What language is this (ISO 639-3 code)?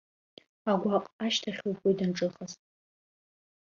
abk